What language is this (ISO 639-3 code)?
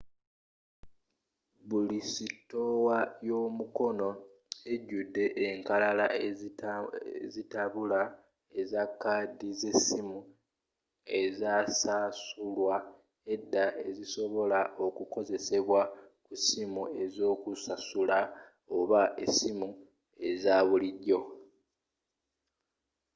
lug